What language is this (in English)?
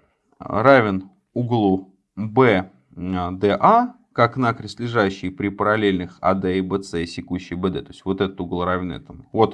Russian